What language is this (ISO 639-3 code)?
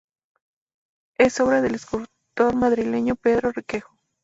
spa